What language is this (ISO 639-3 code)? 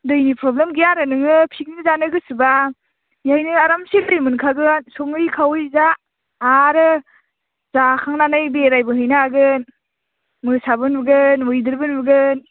brx